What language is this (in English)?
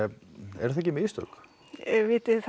Icelandic